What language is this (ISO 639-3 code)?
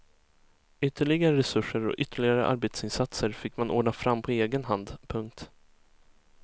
swe